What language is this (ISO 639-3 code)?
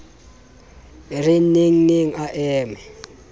sot